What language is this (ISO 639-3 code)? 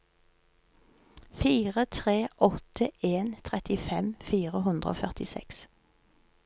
nor